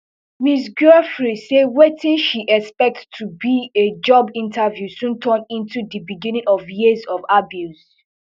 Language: Nigerian Pidgin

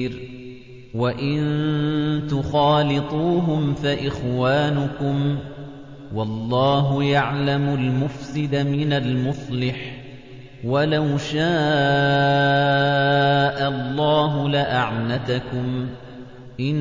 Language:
Arabic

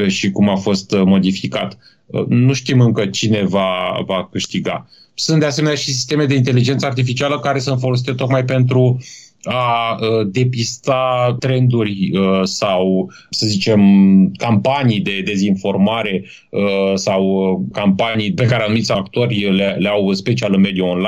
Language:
Romanian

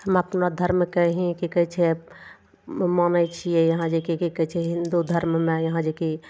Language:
Maithili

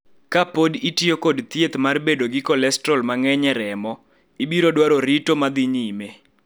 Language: Luo (Kenya and Tanzania)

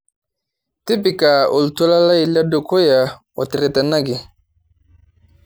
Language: Masai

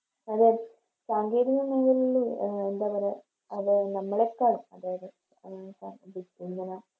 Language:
Malayalam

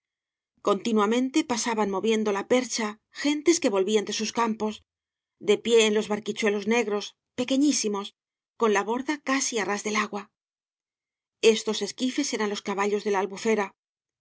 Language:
Spanish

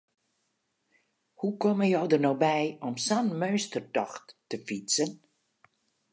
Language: Western Frisian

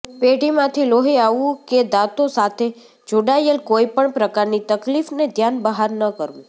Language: Gujarati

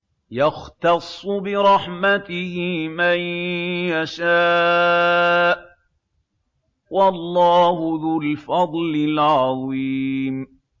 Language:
Arabic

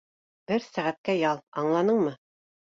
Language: Bashkir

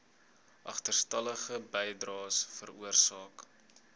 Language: Afrikaans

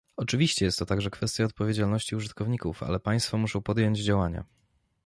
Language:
Polish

